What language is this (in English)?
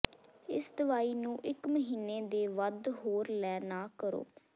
Punjabi